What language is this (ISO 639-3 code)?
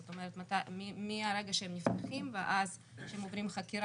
heb